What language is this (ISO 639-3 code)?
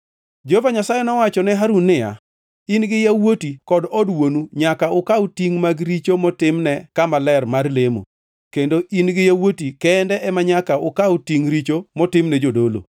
luo